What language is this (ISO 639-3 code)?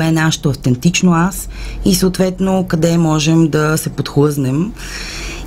bul